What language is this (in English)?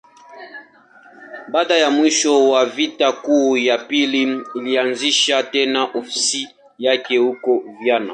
Swahili